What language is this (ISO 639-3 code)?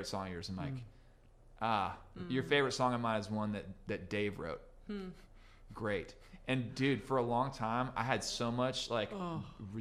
eng